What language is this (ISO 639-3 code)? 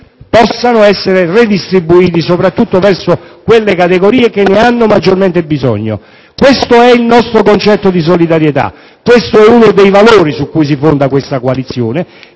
ita